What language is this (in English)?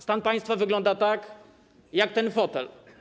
Polish